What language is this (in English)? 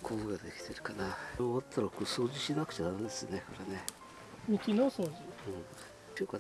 Japanese